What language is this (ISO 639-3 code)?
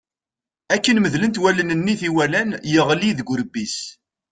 kab